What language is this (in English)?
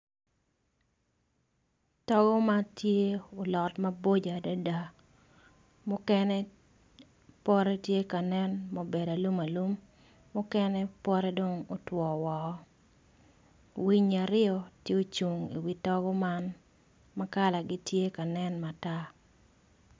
Acoli